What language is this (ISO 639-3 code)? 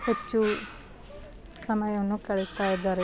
kan